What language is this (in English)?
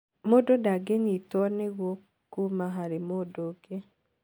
Kikuyu